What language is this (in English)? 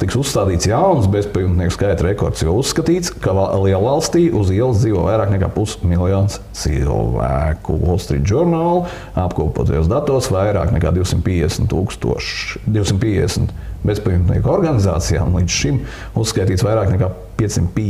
Latvian